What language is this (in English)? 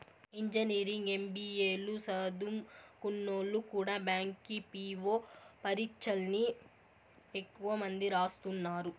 Telugu